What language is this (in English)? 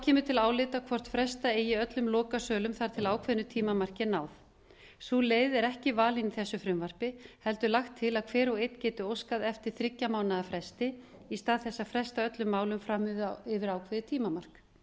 Icelandic